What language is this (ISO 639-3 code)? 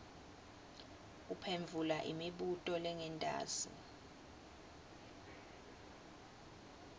ssw